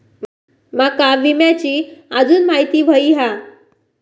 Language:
Marathi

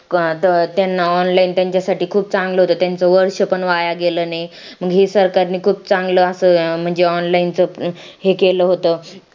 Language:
Marathi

